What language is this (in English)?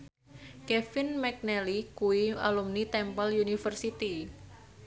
Javanese